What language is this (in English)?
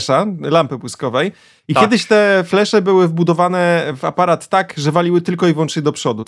Polish